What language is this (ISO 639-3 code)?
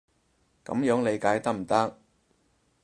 yue